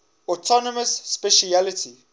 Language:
English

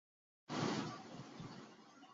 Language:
Urdu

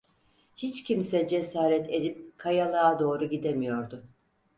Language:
Turkish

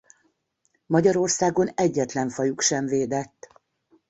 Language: Hungarian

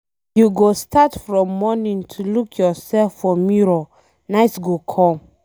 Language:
Nigerian Pidgin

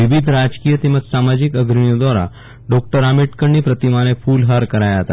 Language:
Gujarati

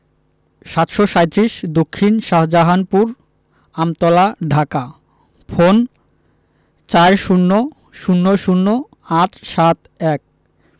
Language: Bangla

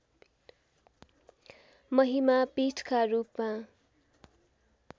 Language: Nepali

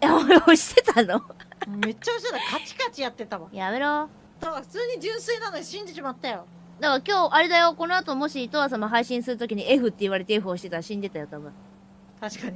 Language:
Japanese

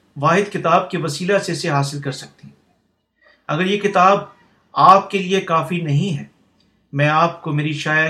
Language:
Urdu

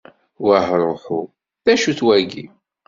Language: Kabyle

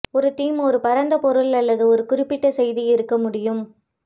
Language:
Tamil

